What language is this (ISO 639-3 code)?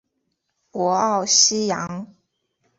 zho